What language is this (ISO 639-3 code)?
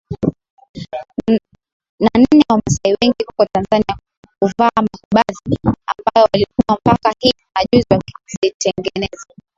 swa